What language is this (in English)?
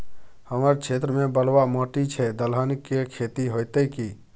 Maithili